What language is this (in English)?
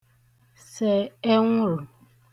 Igbo